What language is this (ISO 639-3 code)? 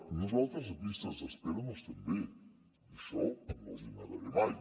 cat